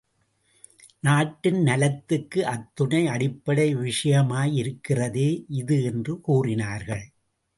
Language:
Tamil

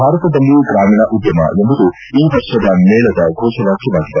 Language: Kannada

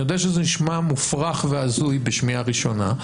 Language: Hebrew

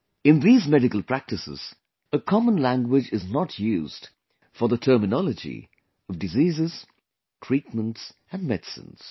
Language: English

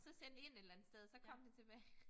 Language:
Danish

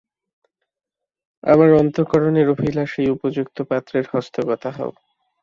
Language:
Bangla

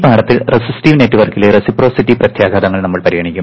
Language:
Malayalam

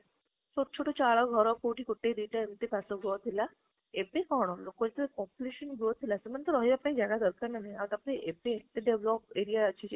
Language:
Odia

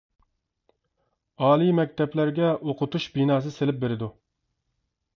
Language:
Uyghur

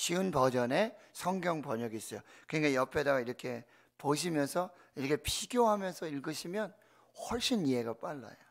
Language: Korean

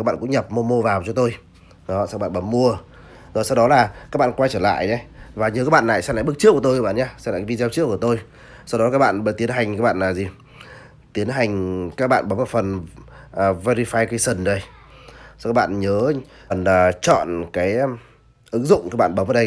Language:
Vietnamese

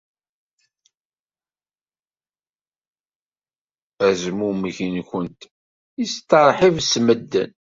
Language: Kabyle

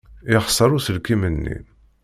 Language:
Kabyle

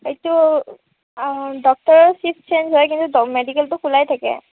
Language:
Assamese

